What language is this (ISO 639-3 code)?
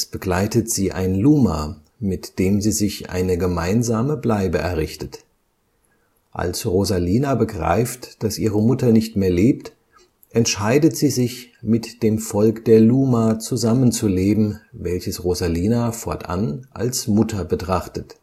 deu